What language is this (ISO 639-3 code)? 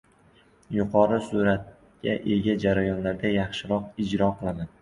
uzb